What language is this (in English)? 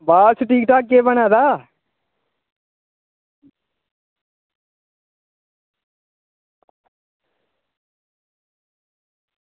Dogri